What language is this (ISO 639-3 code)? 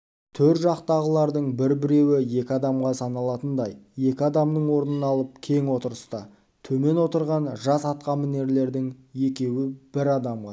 kaz